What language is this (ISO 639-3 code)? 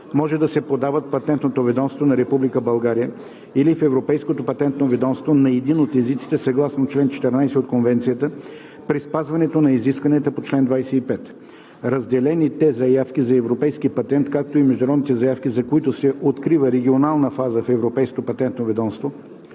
bul